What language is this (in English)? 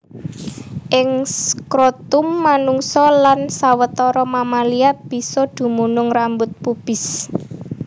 Javanese